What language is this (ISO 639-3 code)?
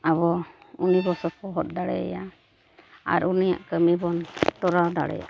sat